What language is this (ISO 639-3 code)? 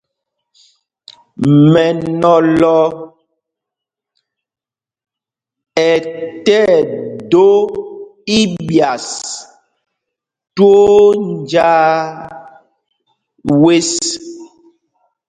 mgg